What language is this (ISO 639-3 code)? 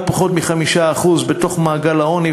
heb